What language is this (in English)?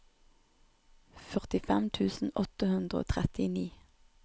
Norwegian